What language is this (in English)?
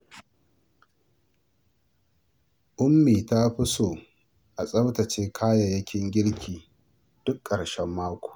Hausa